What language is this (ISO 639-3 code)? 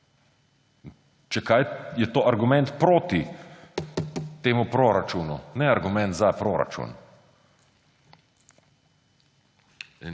slv